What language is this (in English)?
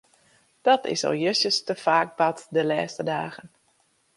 Western Frisian